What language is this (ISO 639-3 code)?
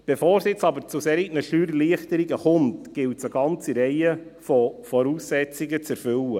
gsw